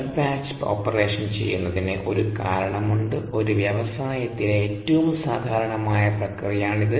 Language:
Malayalam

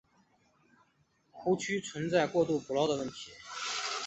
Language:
Chinese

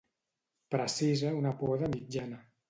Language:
Catalan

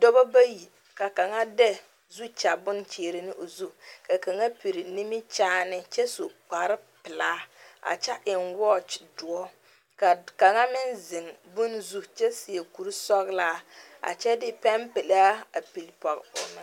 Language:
Southern Dagaare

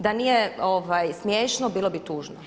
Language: Croatian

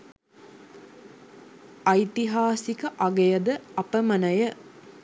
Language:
Sinhala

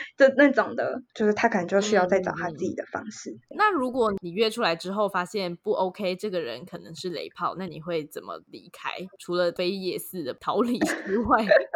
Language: Chinese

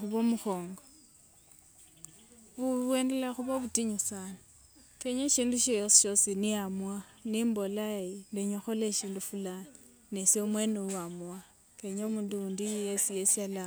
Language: Wanga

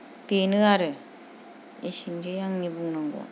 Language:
Bodo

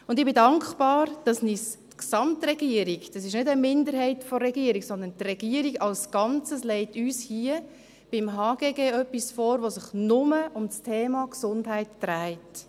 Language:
Swiss German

